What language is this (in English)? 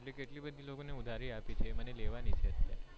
Gujarati